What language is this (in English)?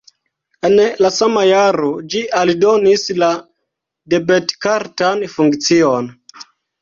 Esperanto